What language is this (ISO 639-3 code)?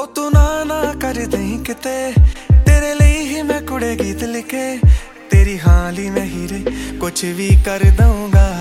pan